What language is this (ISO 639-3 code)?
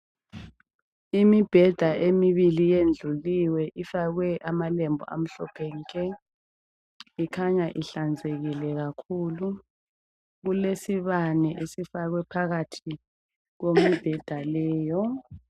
nde